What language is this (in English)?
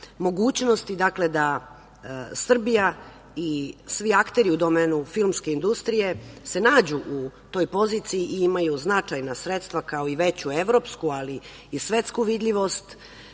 Serbian